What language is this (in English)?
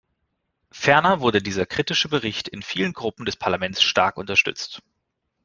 German